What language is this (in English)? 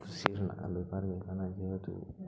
Santali